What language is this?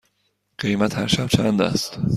Persian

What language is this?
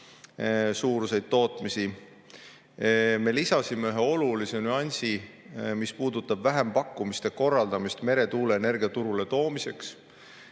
Estonian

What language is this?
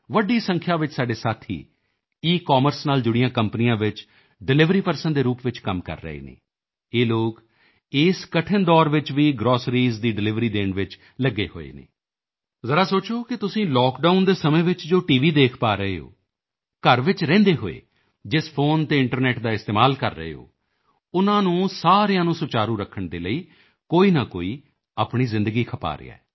Punjabi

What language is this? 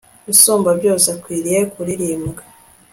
Kinyarwanda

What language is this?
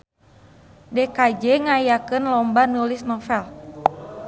Sundanese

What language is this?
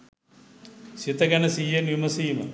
Sinhala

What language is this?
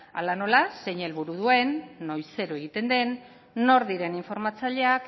Basque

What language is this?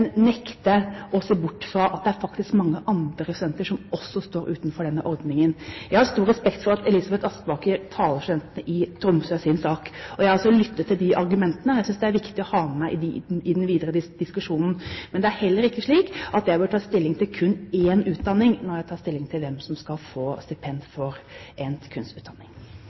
Norwegian Bokmål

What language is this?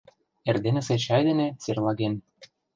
Mari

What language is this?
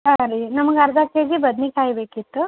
Kannada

